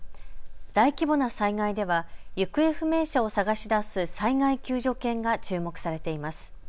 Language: Japanese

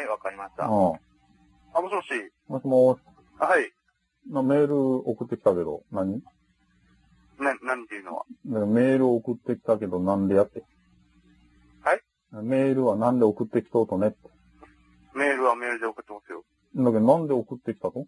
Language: Japanese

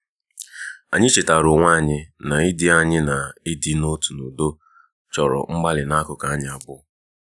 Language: Igbo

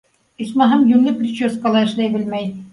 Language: Bashkir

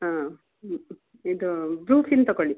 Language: Kannada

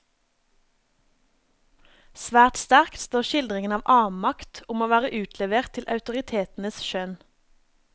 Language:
Norwegian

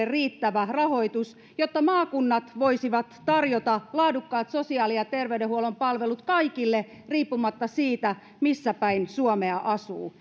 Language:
Finnish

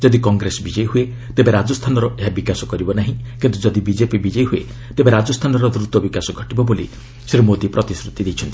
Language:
Odia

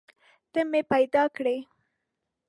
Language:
Pashto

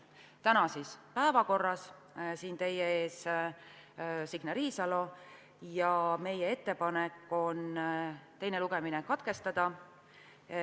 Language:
Estonian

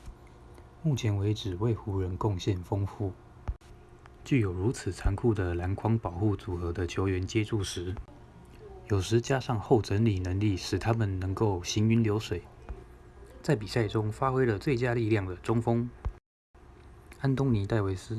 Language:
Chinese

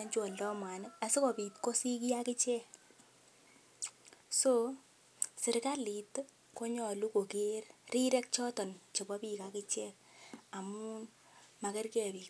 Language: Kalenjin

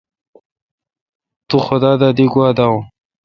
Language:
Kalkoti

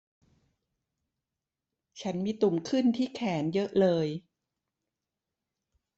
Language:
Thai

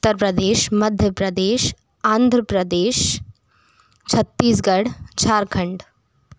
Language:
Hindi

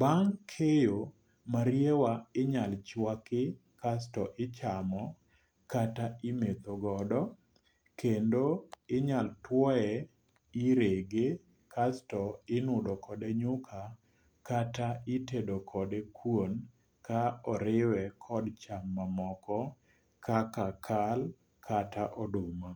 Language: Luo (Kenya and Tanzania)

